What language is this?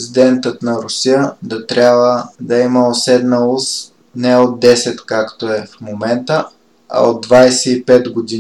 Bulgarian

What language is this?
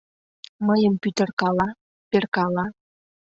Mari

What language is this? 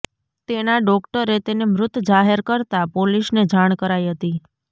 Gujarati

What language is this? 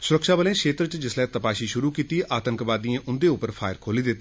Dogri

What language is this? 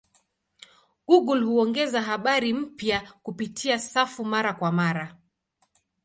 Swahili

